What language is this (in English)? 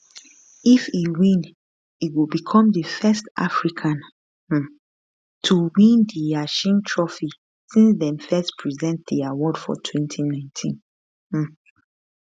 Nigerian Pidgin